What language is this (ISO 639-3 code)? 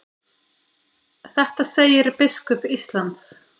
isl